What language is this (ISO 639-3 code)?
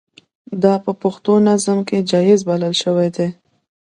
pus